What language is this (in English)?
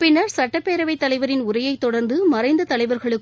Tamil